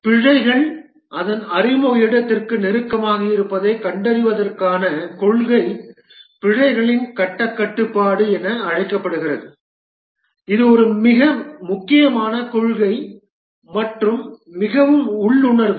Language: Tamil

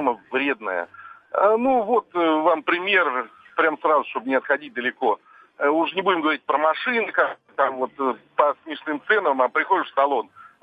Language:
Russian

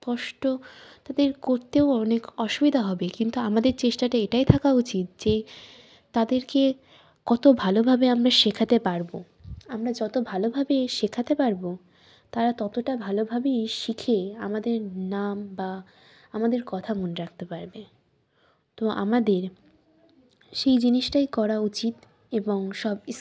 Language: Bangla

